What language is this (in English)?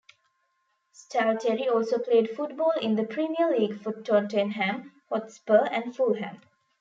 English